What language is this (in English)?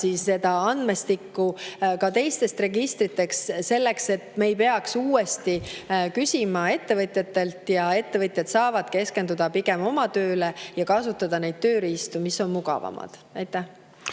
Estonian